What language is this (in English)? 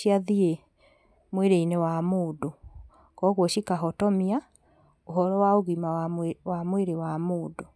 Kikuyu